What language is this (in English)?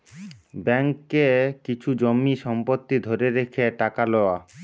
Bangla